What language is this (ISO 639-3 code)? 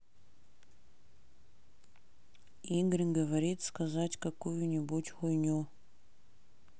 rus